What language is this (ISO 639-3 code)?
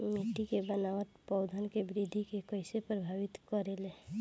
bho